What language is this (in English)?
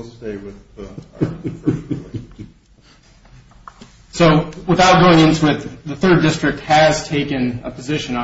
English